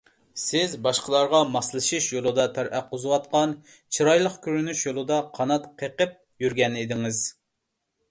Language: Uyghur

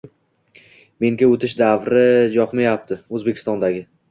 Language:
Uzbek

